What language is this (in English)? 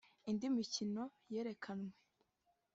Kinyarwanda